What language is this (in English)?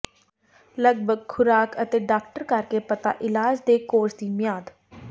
Punjabi